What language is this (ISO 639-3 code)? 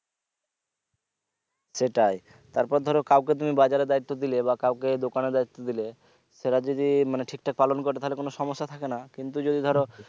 ben